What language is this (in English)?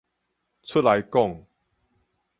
Min Nan Chinese